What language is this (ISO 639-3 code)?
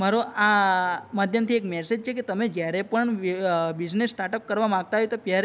guj